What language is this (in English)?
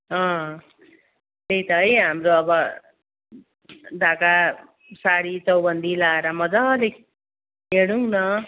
Nepali